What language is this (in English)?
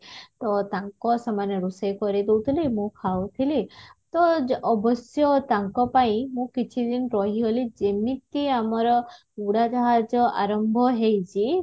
Odia